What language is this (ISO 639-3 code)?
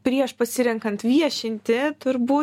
lit